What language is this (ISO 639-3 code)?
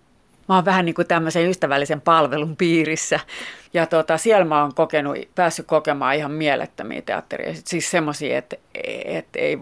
fin